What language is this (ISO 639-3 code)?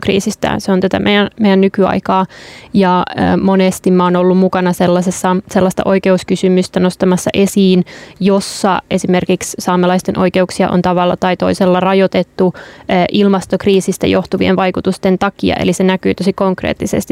fin